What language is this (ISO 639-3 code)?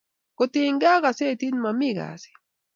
kln